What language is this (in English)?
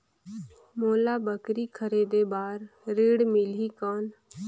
Chhattisgarhi